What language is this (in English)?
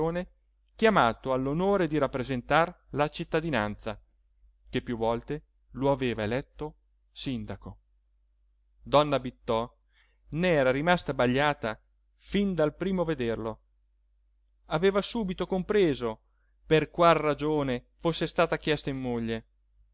Italian